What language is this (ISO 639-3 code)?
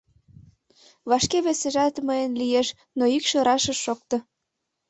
chm